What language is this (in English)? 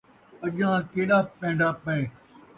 Saraiki